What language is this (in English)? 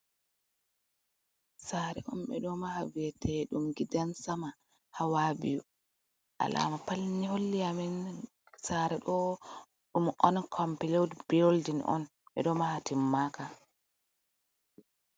Fula